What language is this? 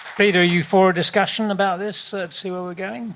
English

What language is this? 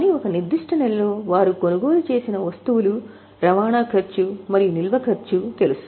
Telugu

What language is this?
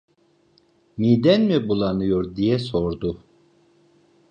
Turkish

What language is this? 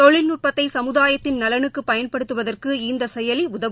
Tamil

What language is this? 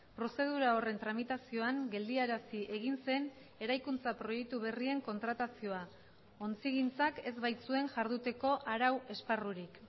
Basque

